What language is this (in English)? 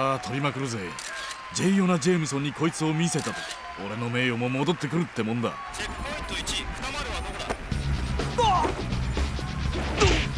Japanese